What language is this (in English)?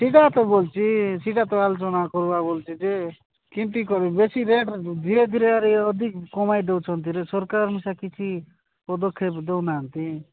Odia